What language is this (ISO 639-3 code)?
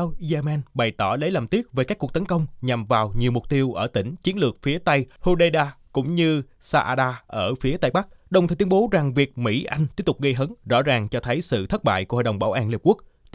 vie